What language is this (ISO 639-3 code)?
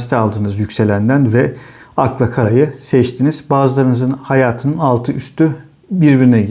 tur